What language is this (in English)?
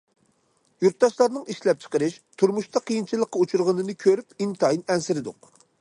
Uyghur